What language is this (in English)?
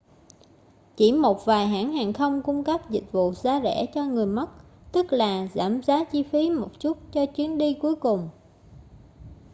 Vietnamese